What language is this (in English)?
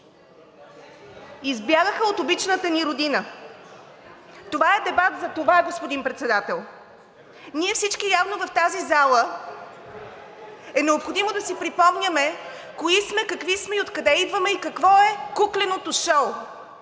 Bulgarian